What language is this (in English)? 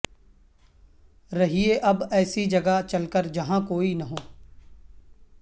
Urdu